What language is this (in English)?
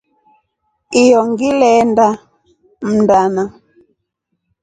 Rombo